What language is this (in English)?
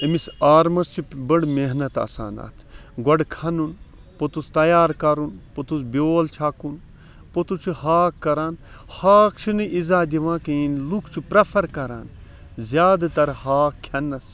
Kashmiri